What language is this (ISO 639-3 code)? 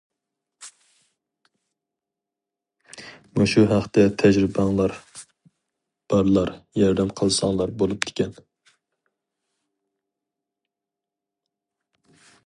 uig